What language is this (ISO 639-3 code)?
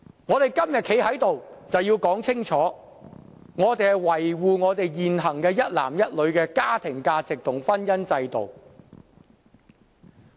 yue